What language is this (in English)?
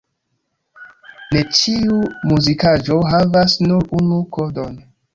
Esperanto